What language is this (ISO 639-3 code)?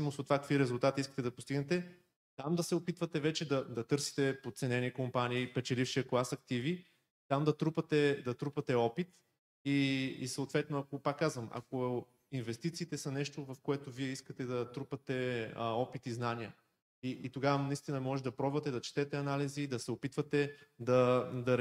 bul